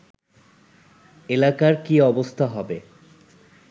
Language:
Bangla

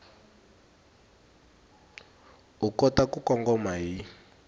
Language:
Tsonga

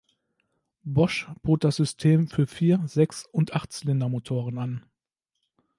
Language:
German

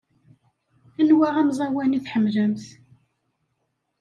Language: Kabyle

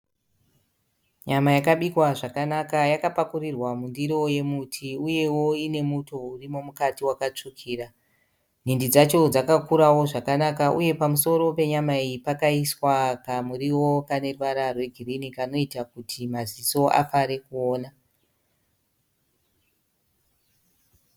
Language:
Shona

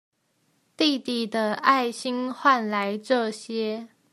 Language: Chinese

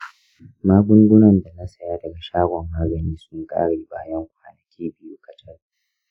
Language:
Hausa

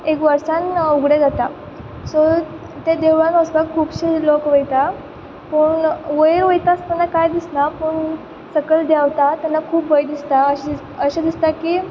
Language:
Konkani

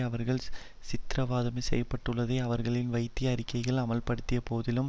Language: Tamil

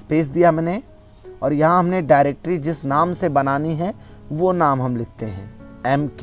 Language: Hindi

